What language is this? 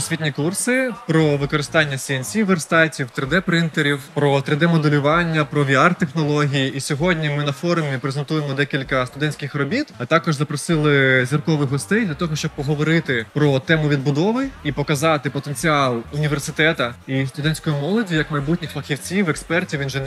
Ukrainian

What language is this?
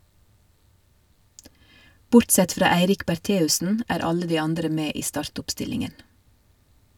Norwegian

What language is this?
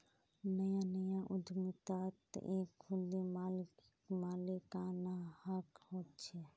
Magahi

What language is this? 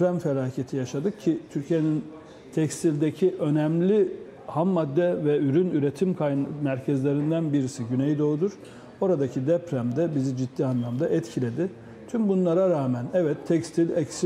Turkish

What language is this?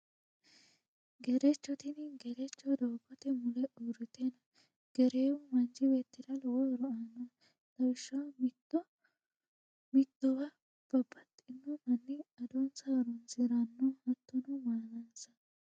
Sidamo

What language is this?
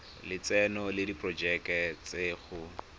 Tswana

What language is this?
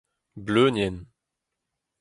Breton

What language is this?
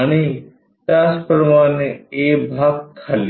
Marathi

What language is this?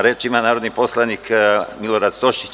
Serbian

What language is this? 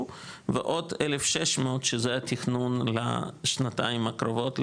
Hebrew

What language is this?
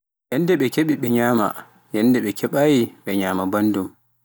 Pular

